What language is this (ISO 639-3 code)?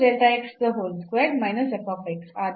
kan